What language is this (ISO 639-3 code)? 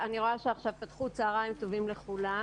heb